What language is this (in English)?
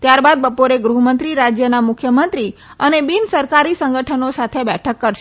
Gujarati